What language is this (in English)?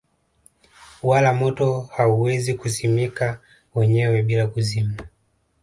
Swahili